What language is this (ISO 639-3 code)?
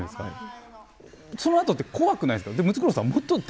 jpn